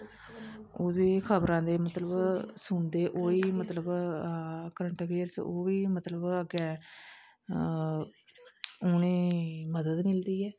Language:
Dogri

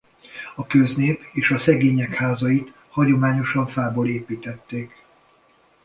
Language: Hungarian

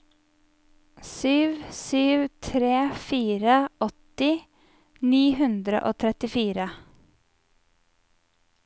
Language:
Norwegian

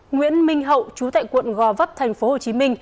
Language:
Vietnamese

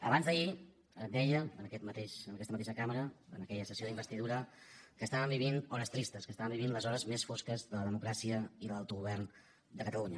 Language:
Catalan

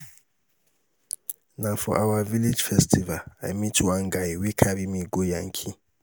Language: Nigerian Pidgin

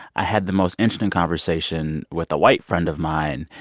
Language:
English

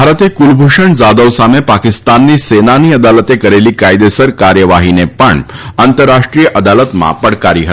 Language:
Gujarati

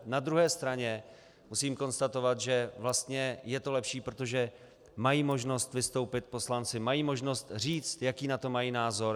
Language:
Czech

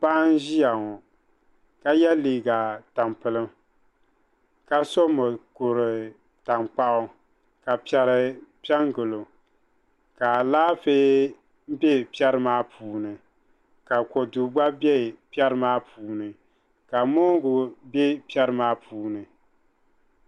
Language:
Dagbani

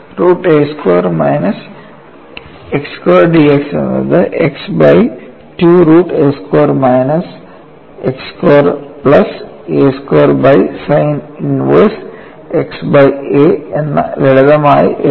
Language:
Malayalam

